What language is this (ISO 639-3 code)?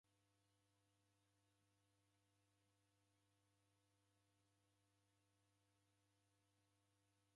dav